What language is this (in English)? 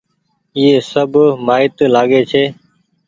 Goaria